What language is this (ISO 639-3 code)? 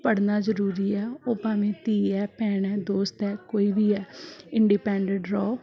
pan